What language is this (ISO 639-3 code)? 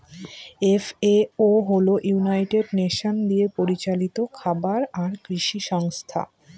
ben